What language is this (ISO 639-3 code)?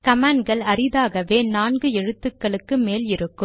tam